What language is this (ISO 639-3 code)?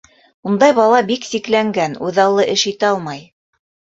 bak